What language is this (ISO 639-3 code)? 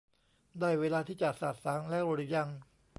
tha